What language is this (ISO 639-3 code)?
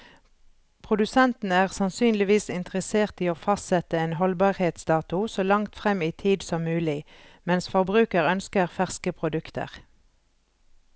nor